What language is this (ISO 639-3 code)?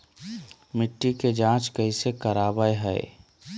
mag